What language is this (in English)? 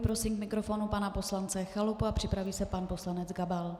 Czech